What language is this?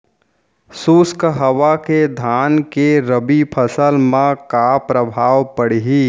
Chhattisgarhi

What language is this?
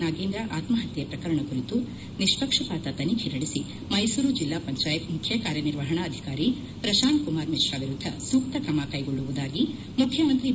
Kannada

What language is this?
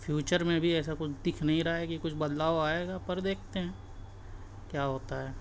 Urdu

